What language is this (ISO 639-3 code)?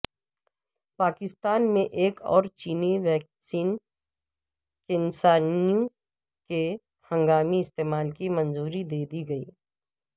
urd